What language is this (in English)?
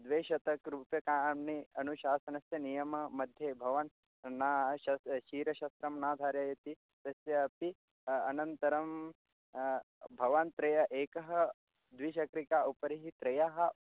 Sanskrit